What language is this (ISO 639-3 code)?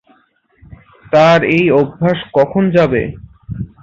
ben